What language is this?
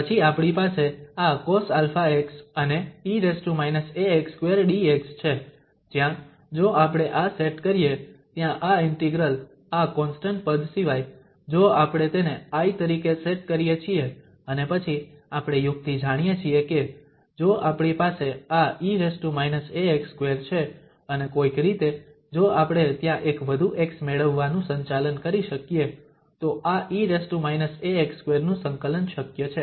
Gujarati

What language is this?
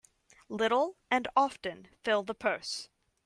English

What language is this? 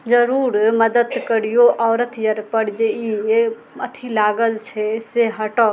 Maithili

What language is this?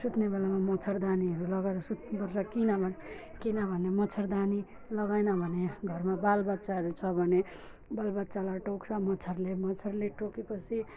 Nepali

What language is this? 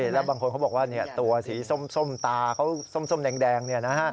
Thai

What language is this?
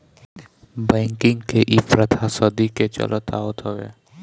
Bhojpuri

